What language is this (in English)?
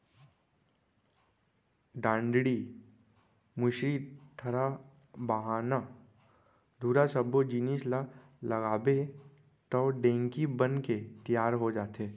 Chhattisgarhi